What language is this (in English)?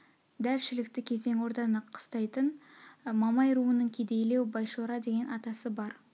Kazakh